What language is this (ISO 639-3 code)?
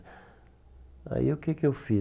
por